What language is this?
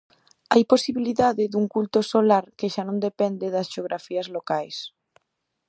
Galician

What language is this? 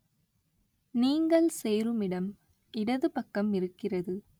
Tamil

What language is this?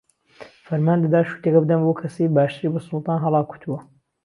Central Kurdish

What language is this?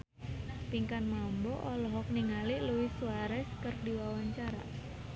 Sundanese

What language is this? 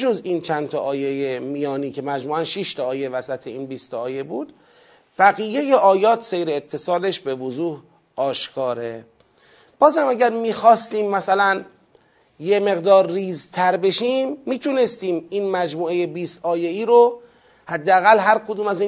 Persian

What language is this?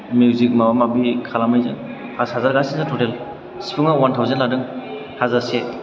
Bodo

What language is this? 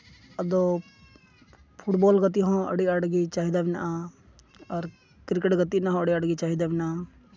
Santali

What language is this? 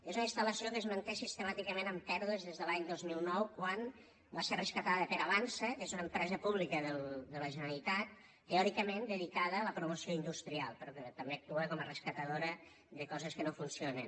Catalan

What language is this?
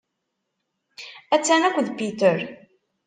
Kabyle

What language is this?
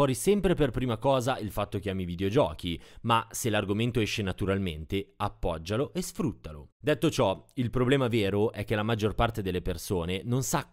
Italian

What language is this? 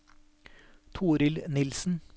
Norwegian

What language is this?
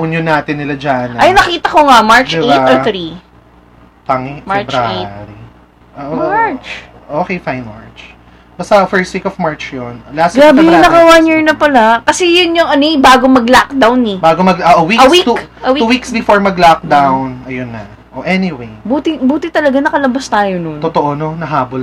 Filipino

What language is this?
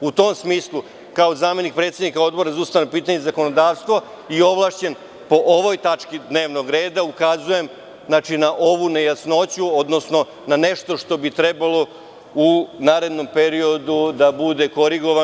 Serbian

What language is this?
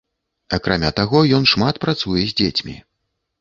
Belarusian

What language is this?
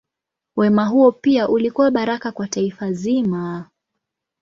Swahili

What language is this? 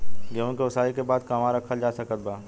Bhojpuri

